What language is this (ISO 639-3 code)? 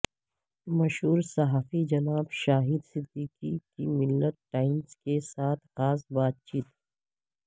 urd